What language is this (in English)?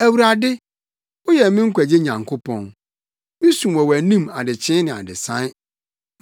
Akan